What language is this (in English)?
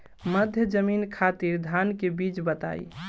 Bhojpuri